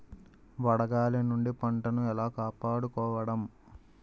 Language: Telugu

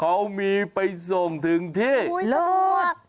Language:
Thai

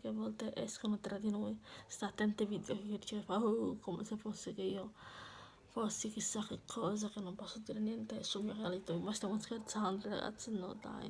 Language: Italian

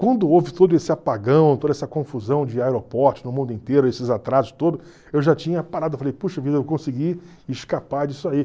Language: Portuguese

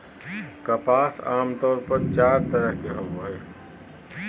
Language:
Magahi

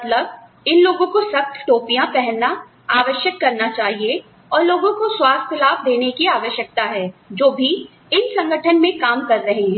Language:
Hindi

